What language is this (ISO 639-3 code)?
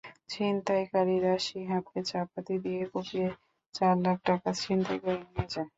ben